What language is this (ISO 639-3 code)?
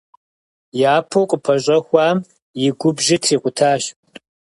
kbd